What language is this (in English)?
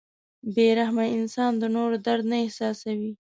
Pashto